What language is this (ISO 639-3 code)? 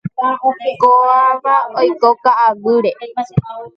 grn